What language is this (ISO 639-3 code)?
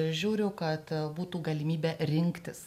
lit